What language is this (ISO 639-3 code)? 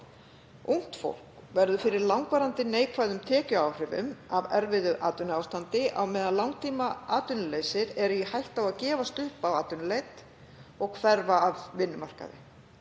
isl